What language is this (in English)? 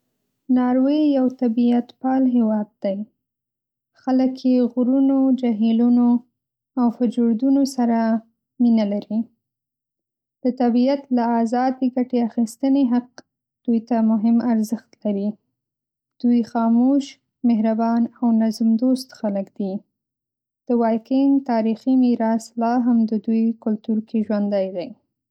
Pashto